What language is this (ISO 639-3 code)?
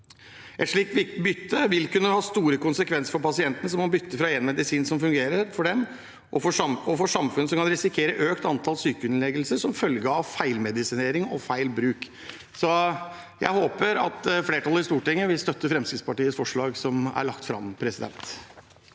nor